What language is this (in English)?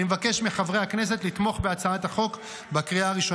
Hebrew